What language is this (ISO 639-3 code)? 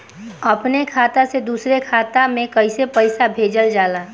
bho